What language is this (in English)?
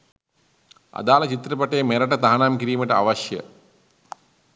Sinhala